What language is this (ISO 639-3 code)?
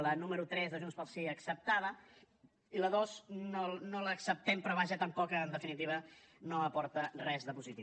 cat